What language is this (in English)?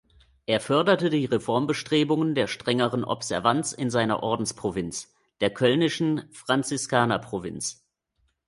German